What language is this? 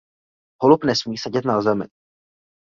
Czech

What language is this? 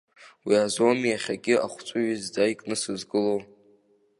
Abkhazian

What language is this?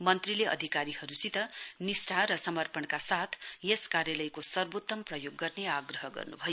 Nepali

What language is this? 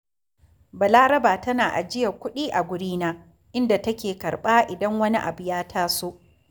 Hausa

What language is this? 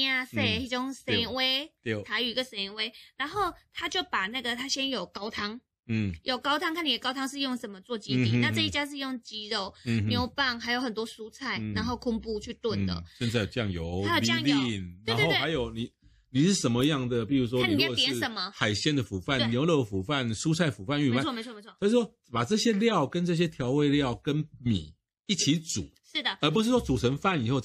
Chinese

